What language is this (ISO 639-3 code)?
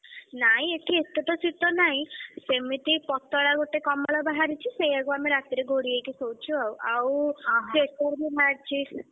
ori